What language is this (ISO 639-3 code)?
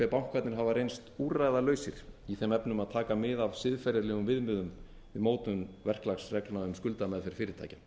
isl